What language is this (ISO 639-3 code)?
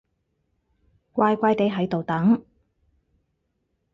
yue